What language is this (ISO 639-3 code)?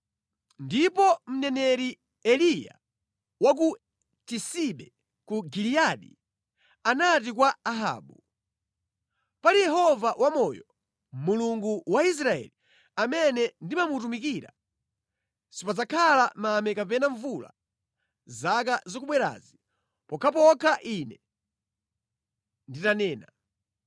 nya